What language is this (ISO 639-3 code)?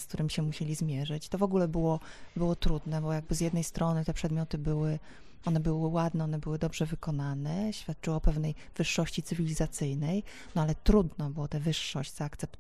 pol